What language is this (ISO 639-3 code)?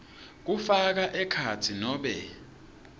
ssw